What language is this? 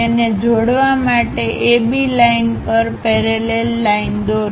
Gujarati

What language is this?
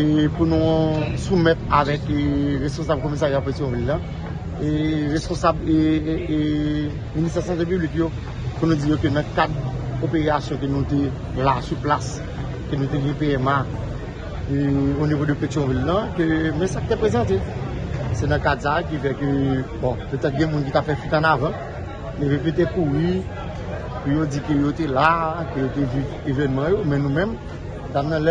French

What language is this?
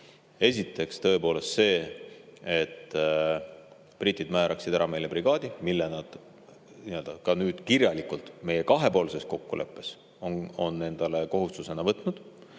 Estonian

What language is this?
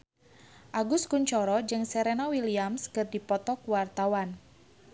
Sundanese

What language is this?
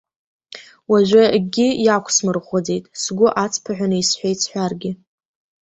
Abkhazian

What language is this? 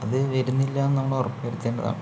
Malayalam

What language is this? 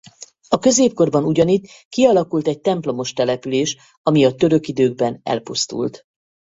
Hungarian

